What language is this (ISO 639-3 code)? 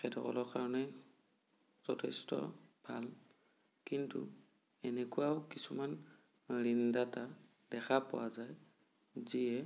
asm